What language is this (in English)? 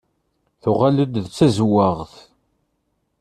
Kabyle